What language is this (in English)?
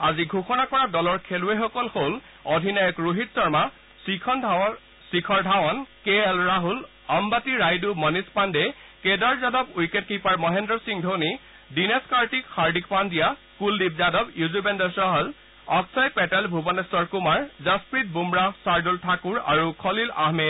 Assamese